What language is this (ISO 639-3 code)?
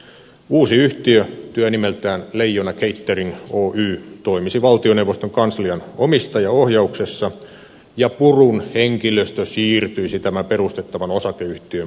fin